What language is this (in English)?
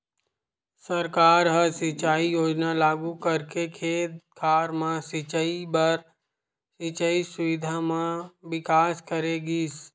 Chhattisgarhi